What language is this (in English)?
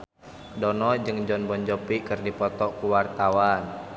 Sundanese